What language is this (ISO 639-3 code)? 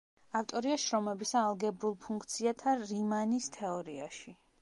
kat